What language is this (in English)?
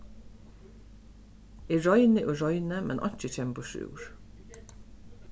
Faroese